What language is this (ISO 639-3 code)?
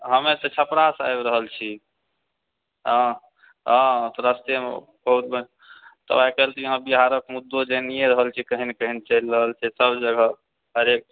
mai